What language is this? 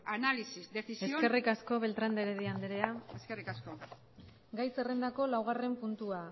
Basque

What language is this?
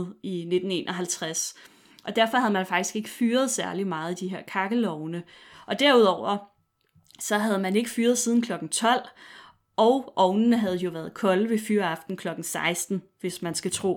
Danish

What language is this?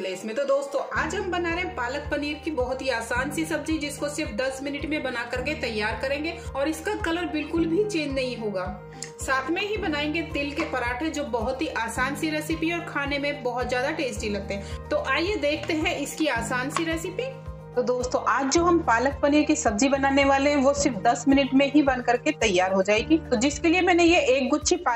Hindi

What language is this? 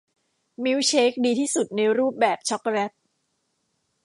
Thai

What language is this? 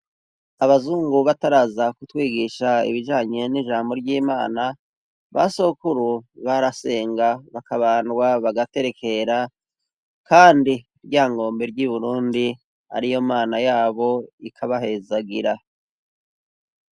Rundi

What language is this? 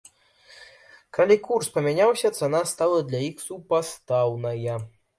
Belarusian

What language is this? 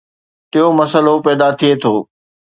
Sindhi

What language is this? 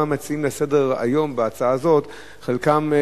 Hebrew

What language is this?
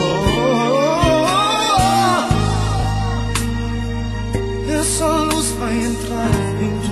Portuguese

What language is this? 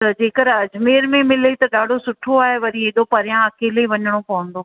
Sindhi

